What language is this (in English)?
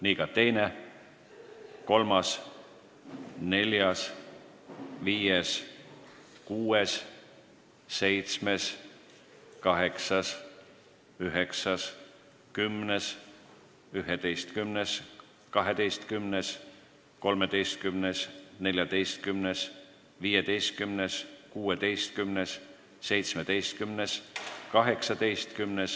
Estonian